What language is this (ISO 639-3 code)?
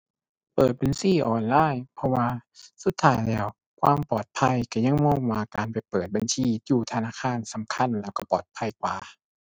tha